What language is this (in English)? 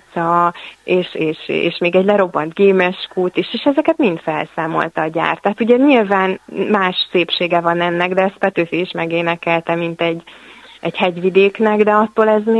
Hungarian